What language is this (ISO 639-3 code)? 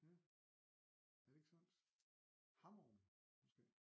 dan